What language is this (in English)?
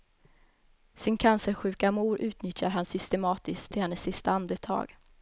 Swedish